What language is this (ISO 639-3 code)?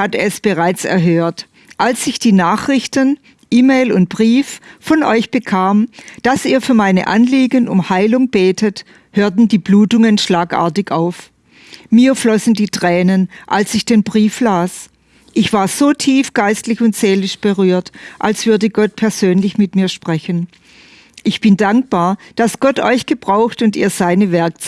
deu